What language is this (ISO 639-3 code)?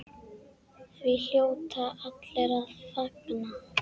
isl